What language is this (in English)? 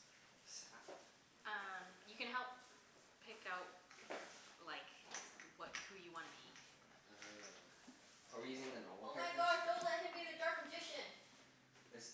English